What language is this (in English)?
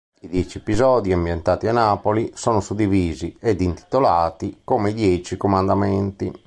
Italian